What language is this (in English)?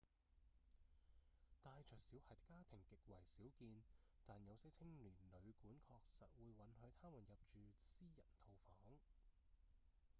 Cantonese